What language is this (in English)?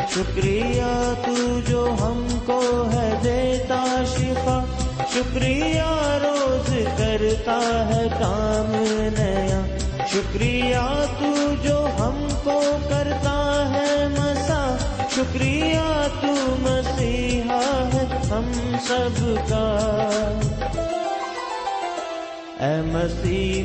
Urdu